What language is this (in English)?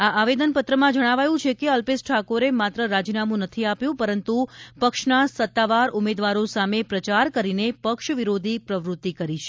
Gujarati